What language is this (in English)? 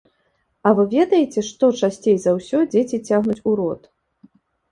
Belarusian